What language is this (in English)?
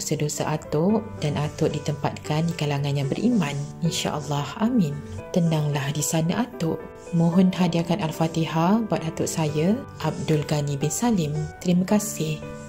Malay